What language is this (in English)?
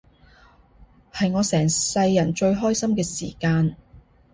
Cantonese